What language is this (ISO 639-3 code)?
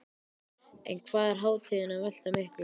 isl